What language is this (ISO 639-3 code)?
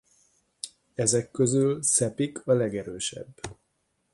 hun